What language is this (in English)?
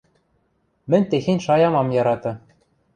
Western Mari